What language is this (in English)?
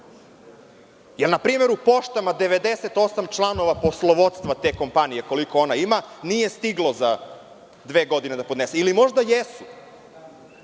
Serbian